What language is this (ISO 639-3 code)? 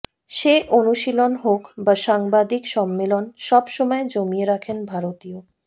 ben